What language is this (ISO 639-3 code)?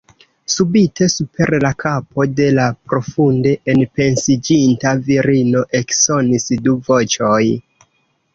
epo